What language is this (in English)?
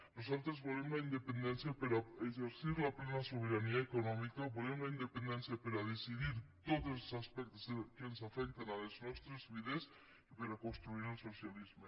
Catalan